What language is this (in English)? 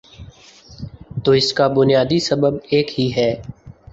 Urdu